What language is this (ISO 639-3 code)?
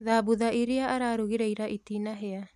kik